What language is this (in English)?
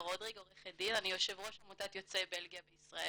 Hebrew